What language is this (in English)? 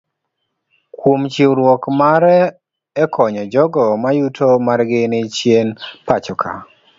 Luo (Kenya and Tanzania)